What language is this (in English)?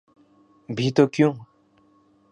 Urdu